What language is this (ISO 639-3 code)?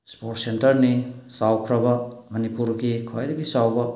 mni